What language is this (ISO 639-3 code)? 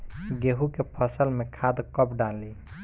bho